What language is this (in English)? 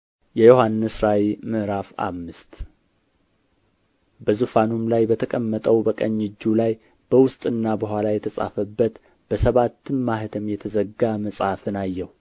Amharic